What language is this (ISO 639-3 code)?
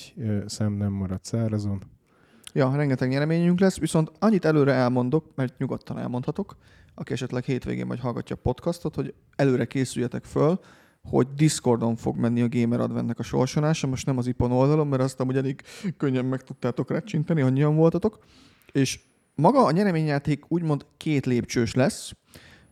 hun